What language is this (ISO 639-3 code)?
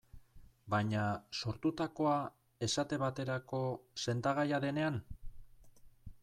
eus